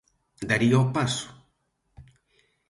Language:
Galician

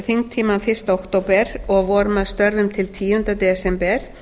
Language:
Icelandic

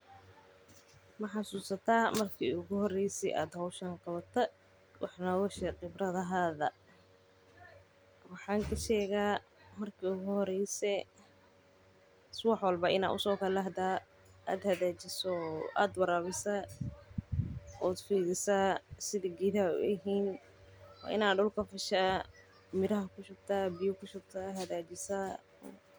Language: Somali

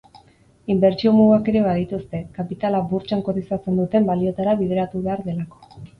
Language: Basque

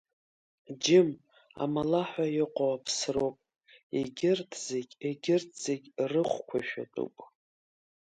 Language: Abkhazian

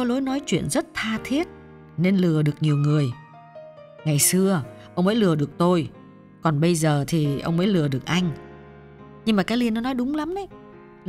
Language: Vietnamese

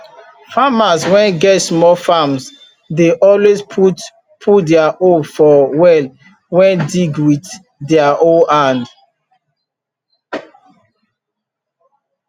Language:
Nigerian Pidgin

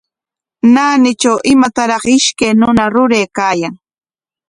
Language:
Corongo Ancash Quechua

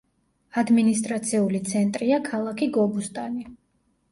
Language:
Georgian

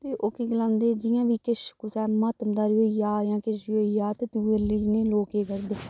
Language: Dogri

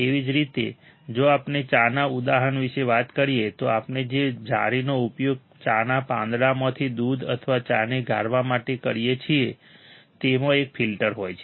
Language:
Gujarati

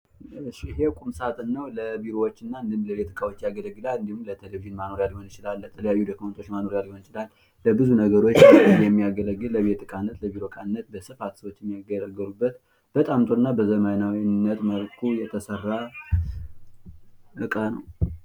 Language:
Amharic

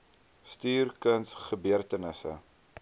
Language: Afrikaans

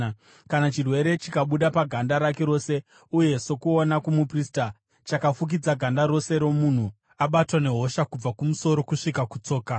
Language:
Shona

